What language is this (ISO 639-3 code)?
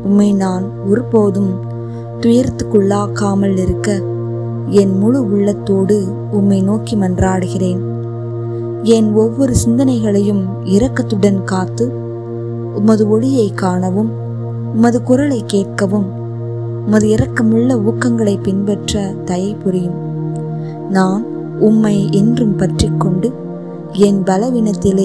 tam